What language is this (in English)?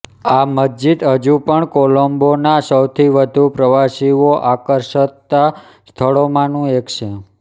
Gujarati